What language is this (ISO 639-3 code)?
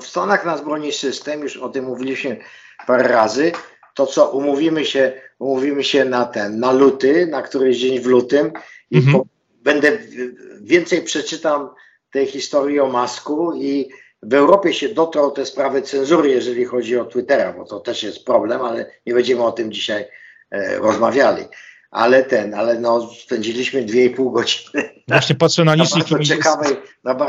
pol